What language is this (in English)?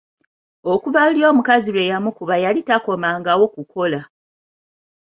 Ganda